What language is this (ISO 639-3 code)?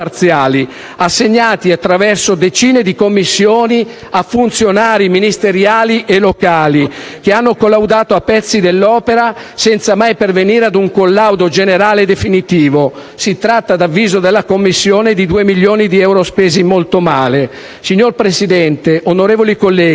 ita